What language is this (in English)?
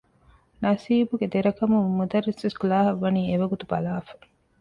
Divehi